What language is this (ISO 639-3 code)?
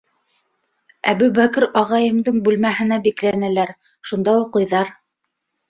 bak